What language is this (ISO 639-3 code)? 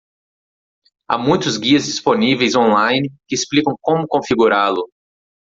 por